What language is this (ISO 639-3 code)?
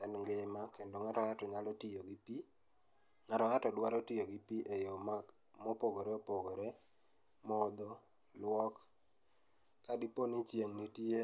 luo